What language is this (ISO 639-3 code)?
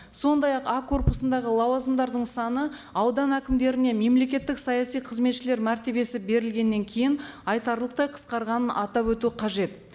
kaz